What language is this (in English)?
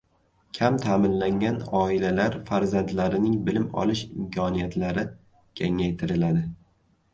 Uzbek